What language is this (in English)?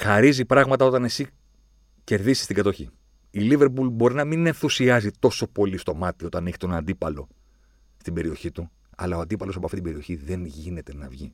Greek